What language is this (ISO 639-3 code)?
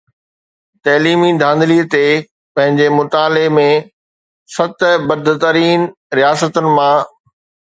snd